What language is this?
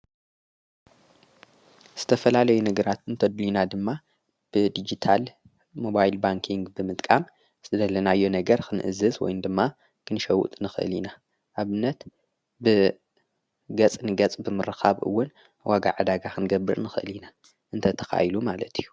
Tigrinya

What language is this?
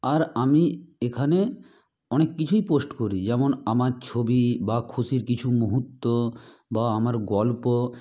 Bangla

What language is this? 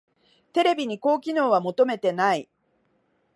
Japanese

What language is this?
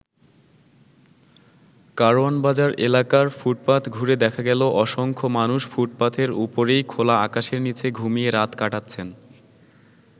Bangla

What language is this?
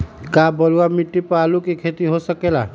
Magahi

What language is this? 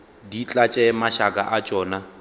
Northern Sotho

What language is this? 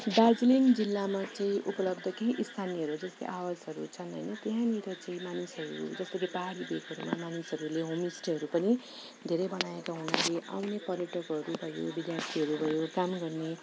Nepali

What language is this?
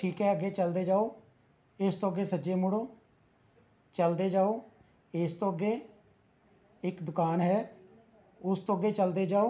Punjabi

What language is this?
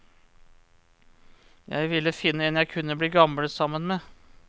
Norwegian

